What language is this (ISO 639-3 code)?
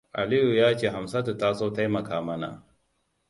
hau